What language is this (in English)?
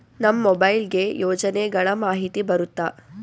Kannada